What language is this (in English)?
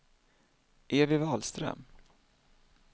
Swedish